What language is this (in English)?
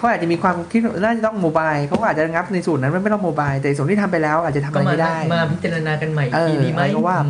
Thai